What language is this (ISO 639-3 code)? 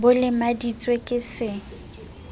sot